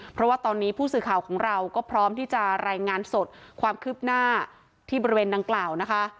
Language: Thai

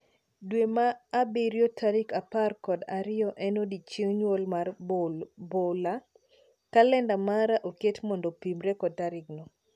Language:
Luo (Kenya and Tanzania)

